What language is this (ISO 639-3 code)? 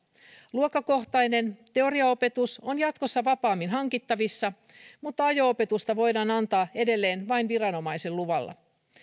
fin